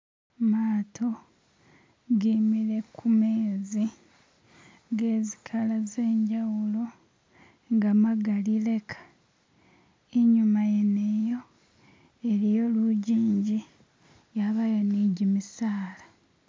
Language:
Masaaba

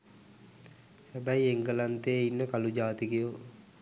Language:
Sinhala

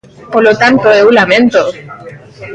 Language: Galician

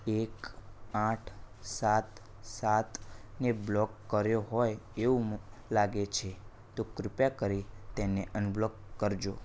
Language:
Gujarati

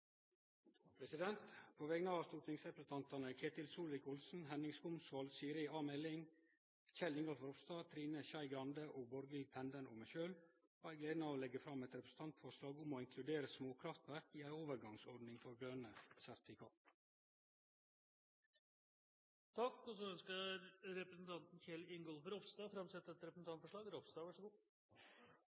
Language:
Norwegian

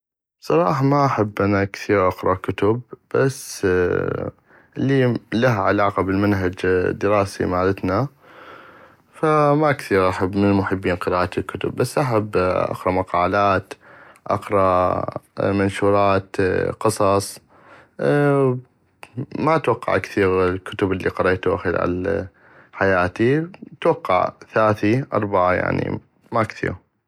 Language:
North Mesopotamian Arabic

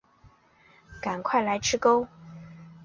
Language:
Chinese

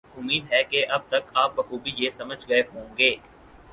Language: Urdu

